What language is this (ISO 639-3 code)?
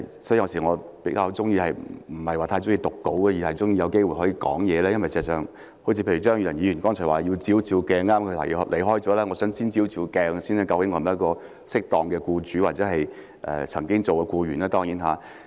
yue